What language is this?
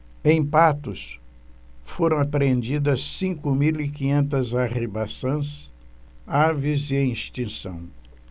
Portuguese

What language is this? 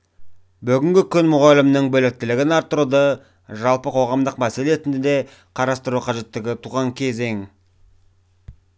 Kazakh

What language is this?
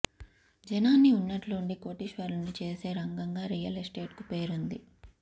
Telugu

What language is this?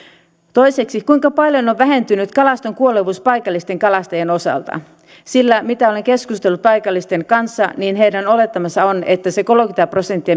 Finnish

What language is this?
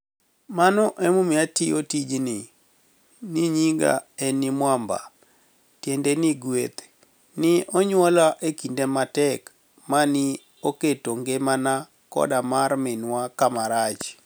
Luo (Kenya and Tanzania)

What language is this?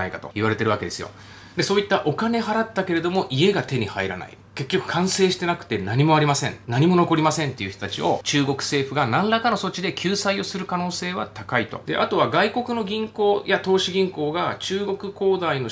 Japanese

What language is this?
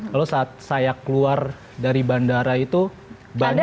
Indonesian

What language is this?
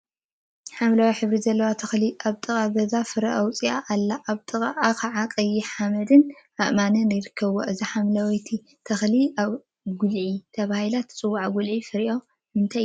Tigrinya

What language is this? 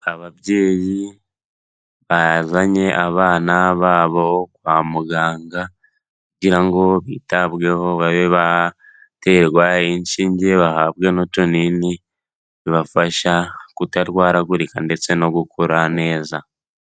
Kinyarwanda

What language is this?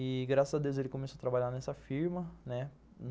Portuguese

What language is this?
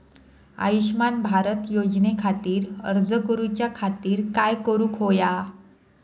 Marathi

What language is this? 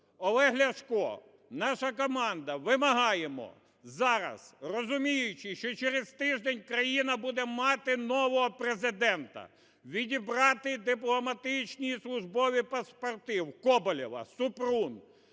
Ukrainian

